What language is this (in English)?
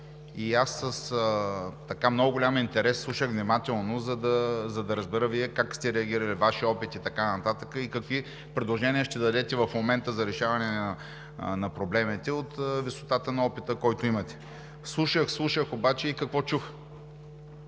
Bulgarian